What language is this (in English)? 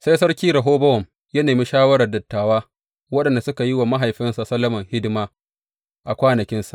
Hausa